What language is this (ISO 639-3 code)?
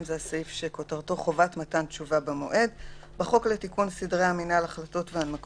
heb